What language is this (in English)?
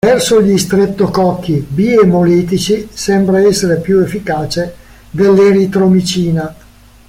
Italian